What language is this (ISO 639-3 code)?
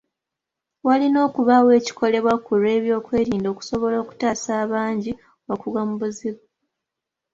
lug